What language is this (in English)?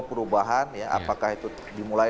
Indonesian